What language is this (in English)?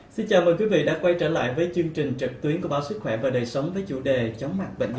Vietnamese